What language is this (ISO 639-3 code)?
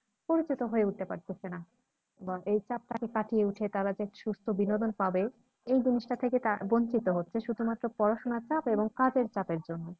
ben